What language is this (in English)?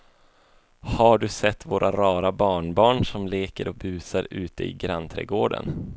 Swedish